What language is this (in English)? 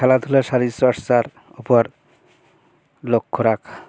Bangla